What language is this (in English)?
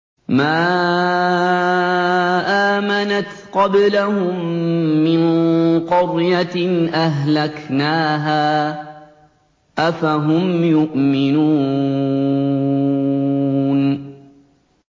Arabic